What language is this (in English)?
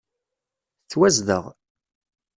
Kabyle